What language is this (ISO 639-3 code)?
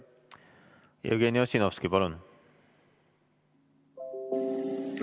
est